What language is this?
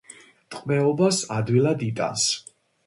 Georgian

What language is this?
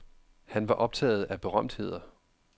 Danish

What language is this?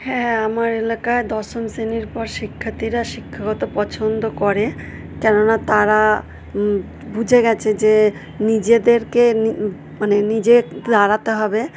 Bangla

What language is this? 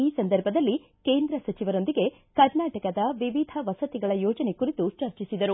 Kannada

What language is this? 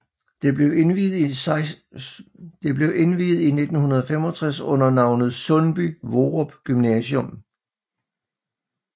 Danish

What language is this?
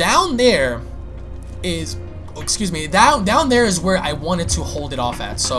English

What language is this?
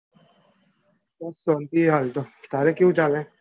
Gujarati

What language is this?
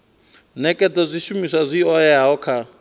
Venda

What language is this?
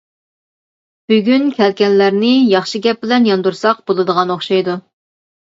Uyghur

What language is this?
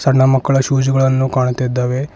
Kannada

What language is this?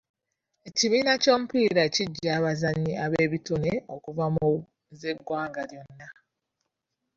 Ganda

